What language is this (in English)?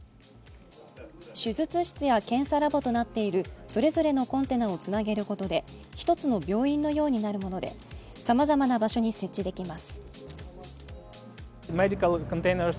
Japanese